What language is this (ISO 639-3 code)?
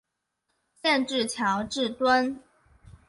zho